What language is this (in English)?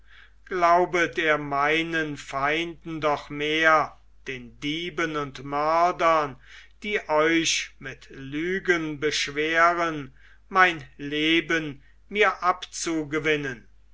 German